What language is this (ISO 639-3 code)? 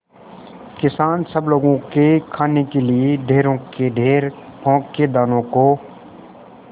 hin